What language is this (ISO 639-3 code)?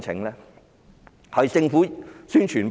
yue